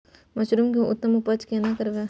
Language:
Maithili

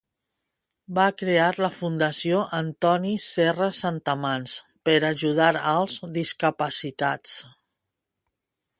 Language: Catalan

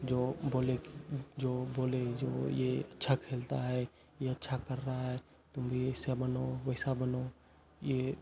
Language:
Hindi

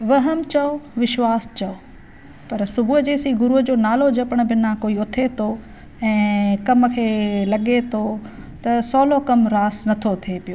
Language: Sindhi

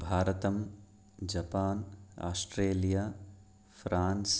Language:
Sanskrit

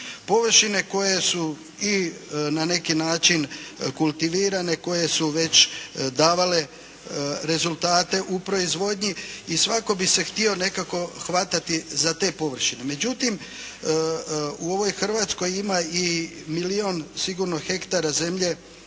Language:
Croatian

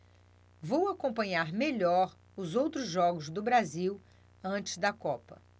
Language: Portuguese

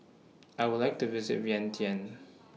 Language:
English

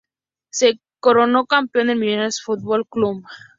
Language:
Spanish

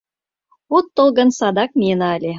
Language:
Mari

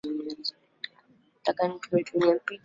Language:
Swahili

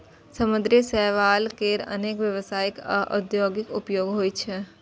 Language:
Maithili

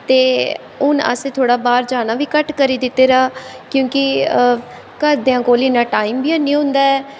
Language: Dogri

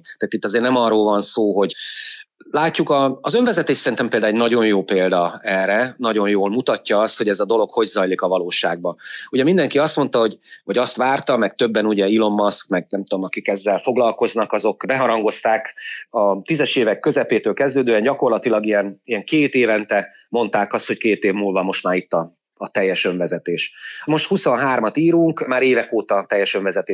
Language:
Hungarian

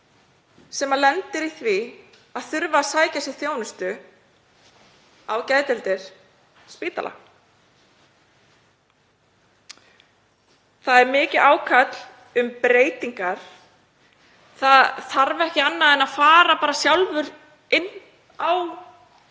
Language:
Icelandic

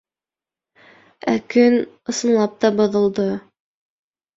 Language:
Bashkir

